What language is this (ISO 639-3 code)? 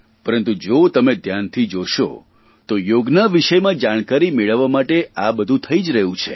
guj